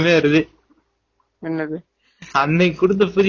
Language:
Tamil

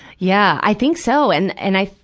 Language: English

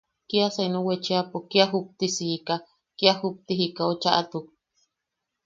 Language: Yaqui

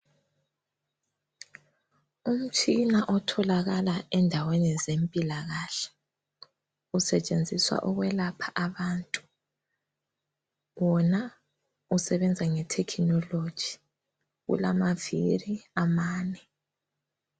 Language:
North Ndebele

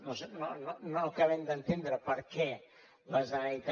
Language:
Catalan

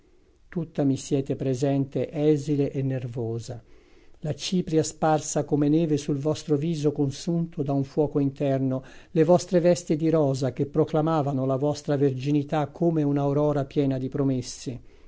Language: Italian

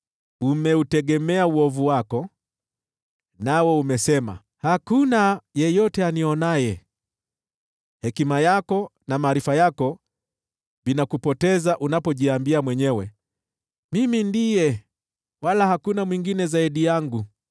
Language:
Swahili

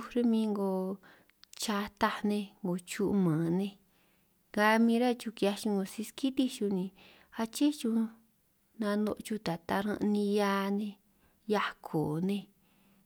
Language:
San Martín Itunyoso Triqui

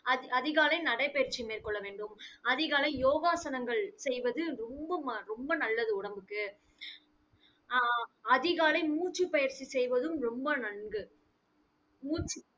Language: Tamil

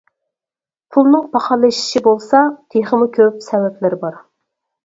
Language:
Uyghur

